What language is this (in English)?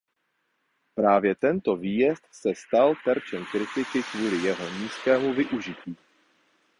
Czech